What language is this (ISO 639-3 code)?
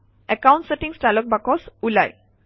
asm